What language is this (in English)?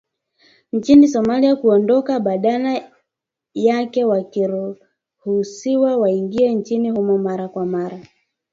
Swahili